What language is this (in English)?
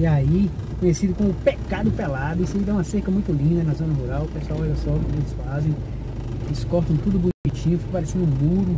Portuguese